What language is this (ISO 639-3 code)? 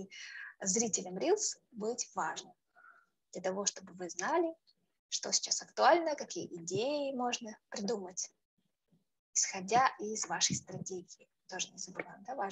rus